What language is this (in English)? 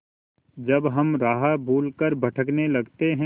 Hindi